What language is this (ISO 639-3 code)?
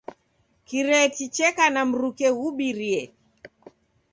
dav